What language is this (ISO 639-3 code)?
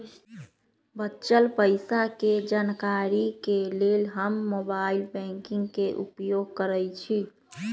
mag